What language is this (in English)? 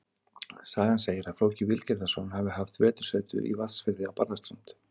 Icelandic